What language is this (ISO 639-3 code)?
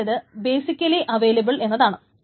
mal